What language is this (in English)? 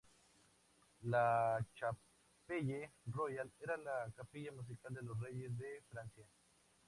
Spanish